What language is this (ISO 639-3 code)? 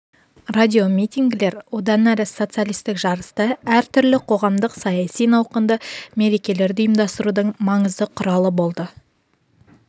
kaz